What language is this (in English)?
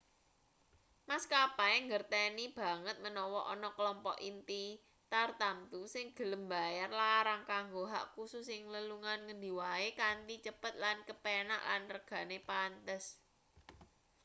Javanese